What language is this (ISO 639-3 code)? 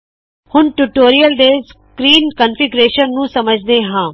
pan